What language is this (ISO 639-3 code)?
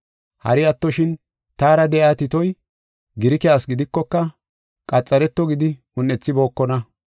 gof